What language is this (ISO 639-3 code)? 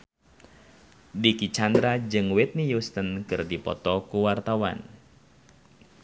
sun